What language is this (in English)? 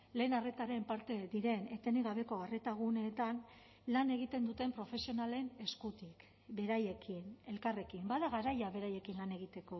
Basque